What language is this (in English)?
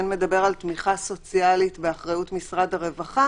Hebrew